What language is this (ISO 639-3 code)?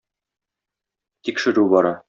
tat